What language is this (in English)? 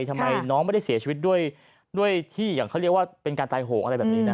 Thai